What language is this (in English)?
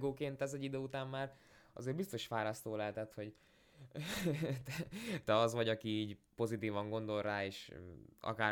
Hungarian